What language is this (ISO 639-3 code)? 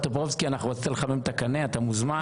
heb